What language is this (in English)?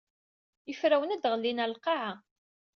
Kabyle